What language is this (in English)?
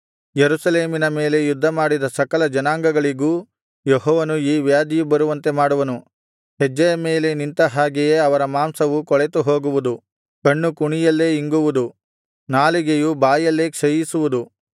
Kannada